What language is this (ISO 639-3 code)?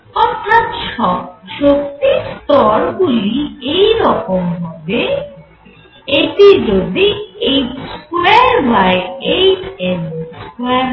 ben